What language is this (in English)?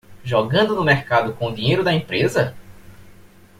Portuguese